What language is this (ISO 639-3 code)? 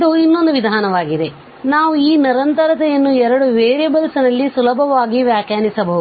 kan